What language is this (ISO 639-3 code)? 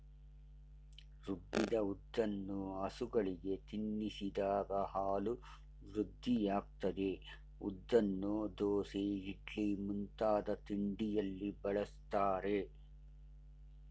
kan